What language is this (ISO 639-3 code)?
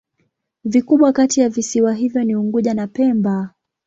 swa